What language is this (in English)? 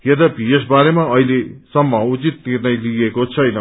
Nepali